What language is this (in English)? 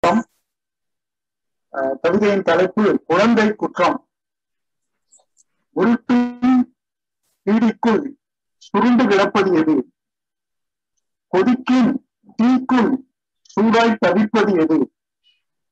Tamil